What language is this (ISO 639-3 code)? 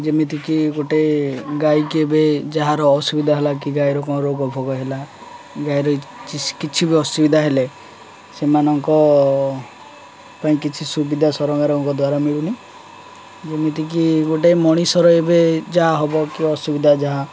ori